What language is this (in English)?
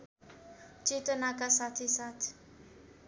Nepali